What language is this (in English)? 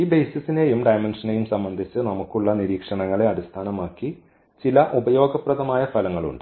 Malayalam